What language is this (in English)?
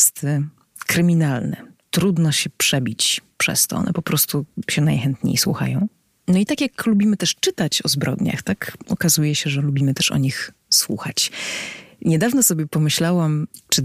Polish